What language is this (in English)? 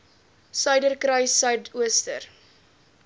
Afrikaans